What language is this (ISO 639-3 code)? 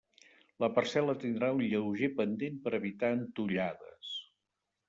cat